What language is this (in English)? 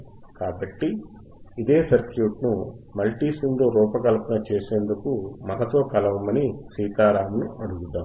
Telugu